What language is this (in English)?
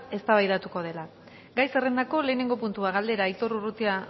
Basque